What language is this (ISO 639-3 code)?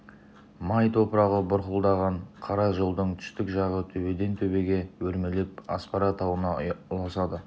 kaz